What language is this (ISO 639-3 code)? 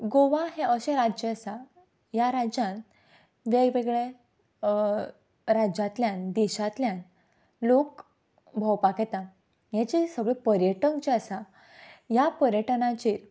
kok